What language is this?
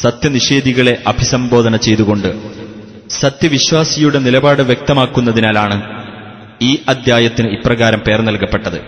Malayalam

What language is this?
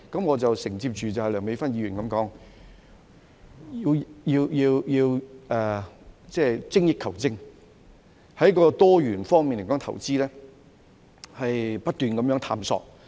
Cantonese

